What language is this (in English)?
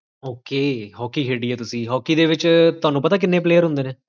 Punjabi